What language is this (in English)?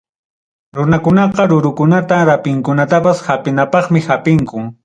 Ayacucho Quechua